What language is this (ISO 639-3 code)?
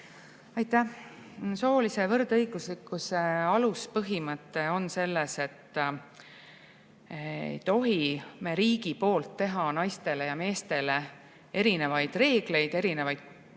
est